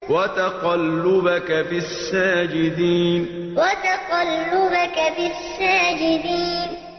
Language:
Arabic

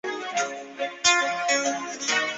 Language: Chinese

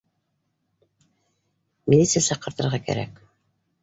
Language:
Bashkir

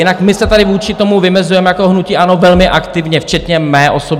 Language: Czech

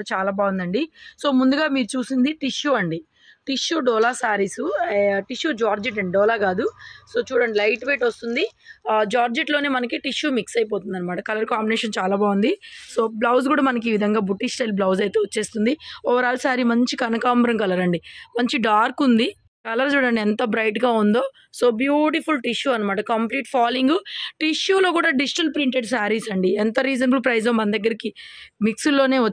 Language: Telugu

